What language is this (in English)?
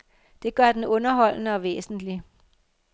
Danish